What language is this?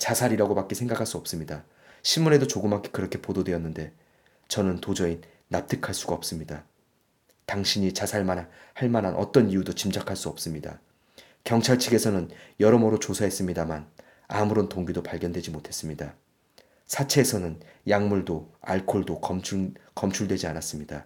Korean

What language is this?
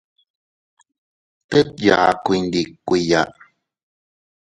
Teutila Cuicatec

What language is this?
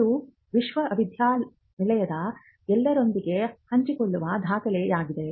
Kannada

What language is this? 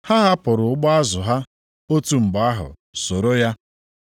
Igbo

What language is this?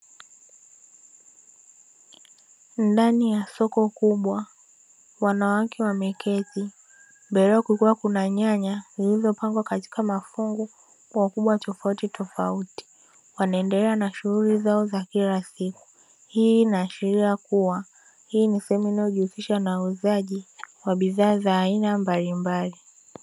Swahili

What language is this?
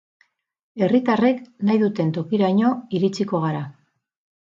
Basque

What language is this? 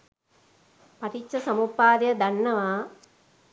Sinhala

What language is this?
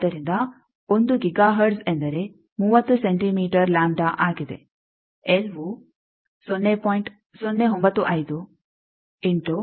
Kannada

